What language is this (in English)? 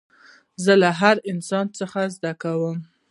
Pashto